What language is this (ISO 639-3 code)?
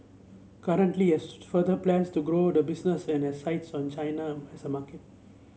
eng